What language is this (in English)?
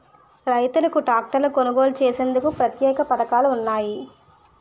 Telugu